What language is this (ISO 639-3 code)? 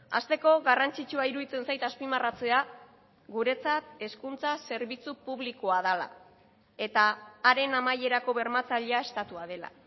eus